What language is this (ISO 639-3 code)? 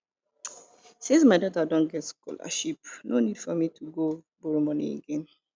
pcm